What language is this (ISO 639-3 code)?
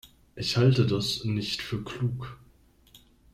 deu